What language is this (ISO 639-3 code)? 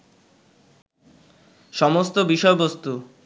ben